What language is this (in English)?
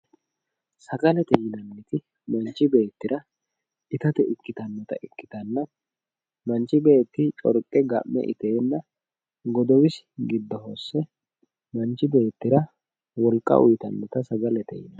Sidamo